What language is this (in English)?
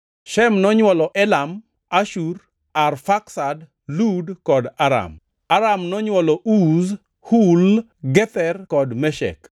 Luo (Kenya and Tanzania)